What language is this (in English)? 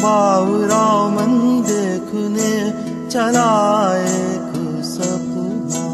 Hindi